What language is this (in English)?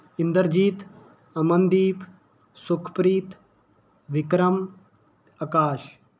Punjabi